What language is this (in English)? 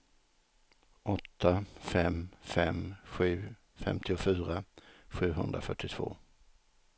Swedish